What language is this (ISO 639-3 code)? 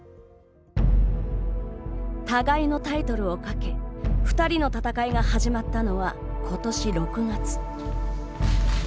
jpn